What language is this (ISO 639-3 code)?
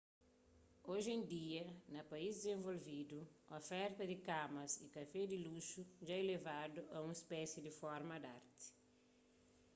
kea